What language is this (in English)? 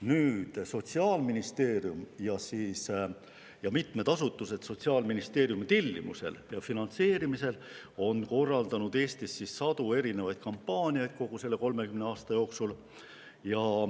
Estonian